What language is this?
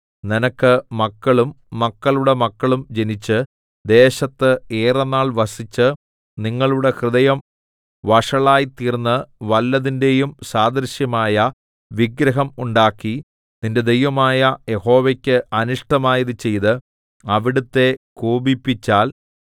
Malayalam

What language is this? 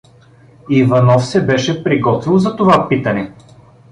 Bulgarian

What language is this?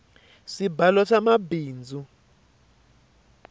Tsonga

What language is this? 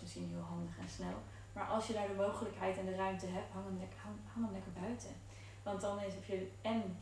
Dutch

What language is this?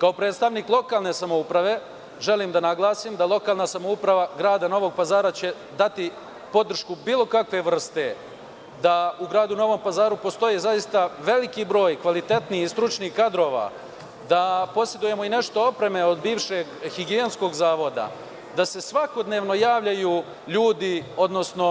Serbian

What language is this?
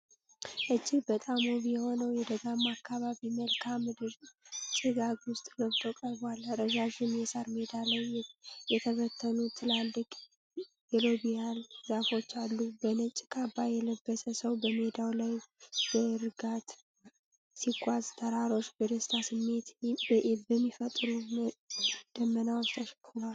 Amharic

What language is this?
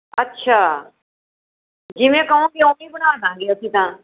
Punjabi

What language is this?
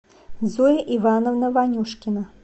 Russian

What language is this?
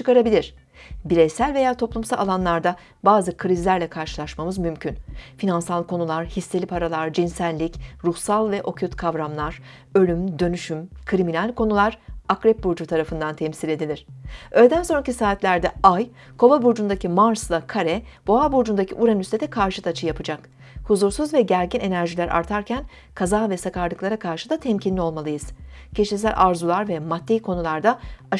Turkish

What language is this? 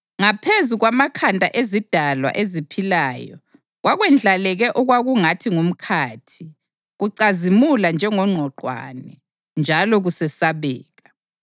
North Ndebele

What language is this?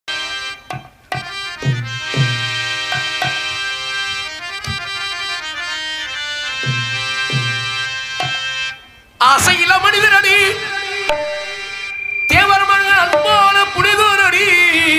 Arabic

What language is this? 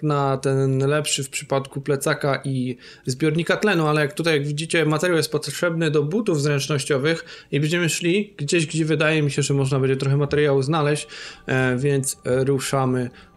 Polish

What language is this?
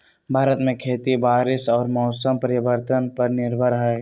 Magahi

